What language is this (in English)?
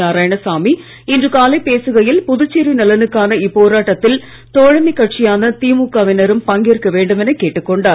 Tamil